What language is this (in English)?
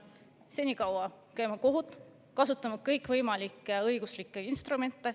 Estonian